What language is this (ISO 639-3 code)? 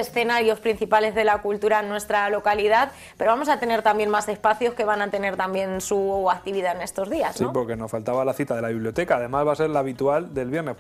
spa